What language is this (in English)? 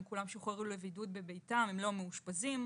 Hebrew